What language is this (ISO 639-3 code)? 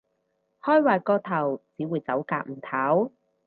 yue